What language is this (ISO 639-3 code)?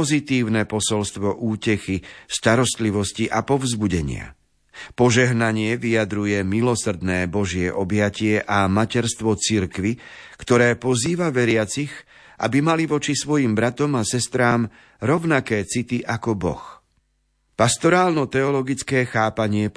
slk